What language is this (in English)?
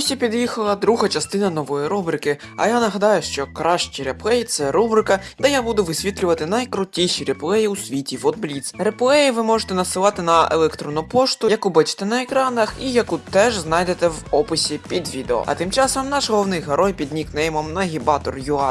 Ukrainian